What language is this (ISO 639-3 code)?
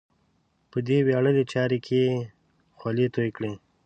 pus